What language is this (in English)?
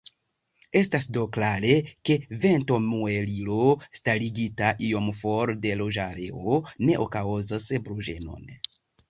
Esperanto